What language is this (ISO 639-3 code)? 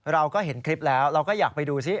tha